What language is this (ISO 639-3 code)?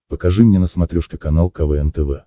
rus